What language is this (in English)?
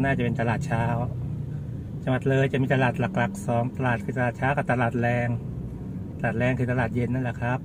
Thai